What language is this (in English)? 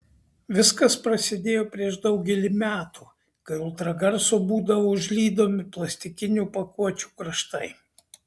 Lithuanian